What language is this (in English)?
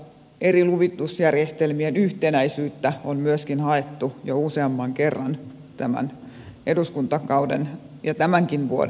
Finnish